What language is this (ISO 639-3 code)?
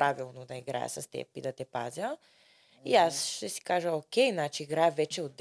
bul